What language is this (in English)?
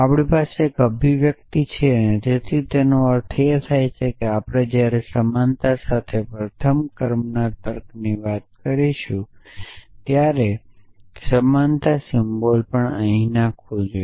Gujarati